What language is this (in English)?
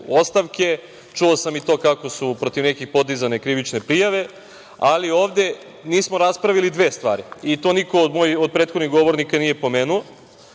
Serbian